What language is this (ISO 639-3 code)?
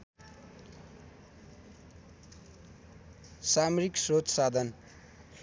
nep